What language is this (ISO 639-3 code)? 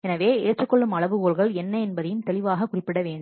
tam